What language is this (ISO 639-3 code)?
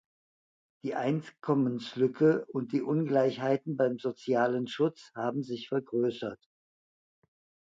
deu